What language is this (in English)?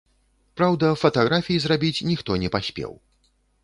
Belarusian